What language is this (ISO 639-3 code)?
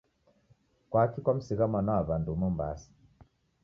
dav